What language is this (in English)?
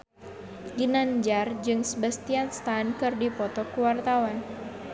Sundanese